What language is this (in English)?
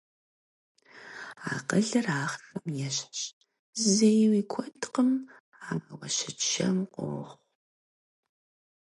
Kabardian